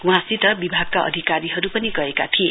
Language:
Nepali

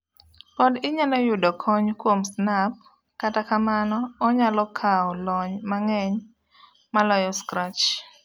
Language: Luo (Kenya and Tanzania)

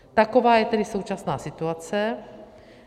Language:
Czech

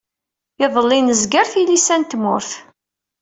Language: Kabyle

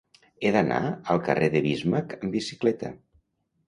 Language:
Catalan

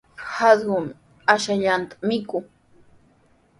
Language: Sihuas Ancash Quechua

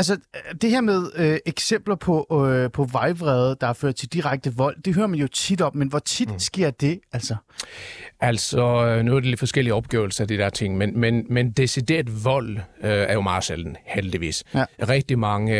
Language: Danish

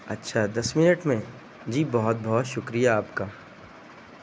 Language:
Urdu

